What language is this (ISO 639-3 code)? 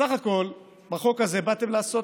heb